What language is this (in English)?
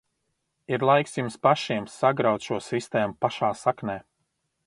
Latvian